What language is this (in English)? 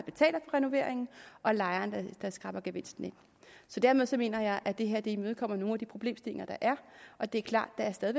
Danish